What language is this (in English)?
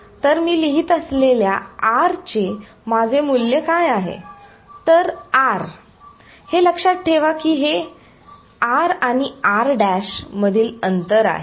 Marathi